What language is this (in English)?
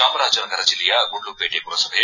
Kannada